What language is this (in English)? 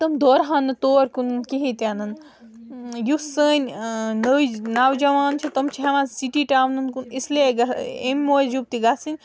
Kashmiri